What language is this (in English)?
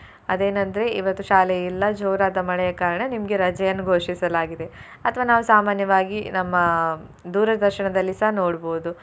Kannada